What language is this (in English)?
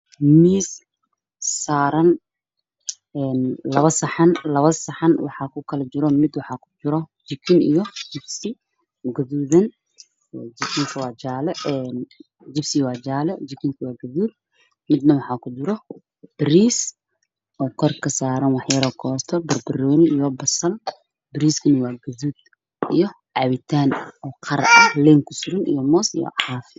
Somali